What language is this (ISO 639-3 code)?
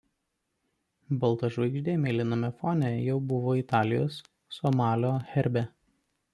lit